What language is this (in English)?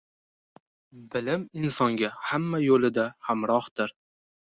Uzbek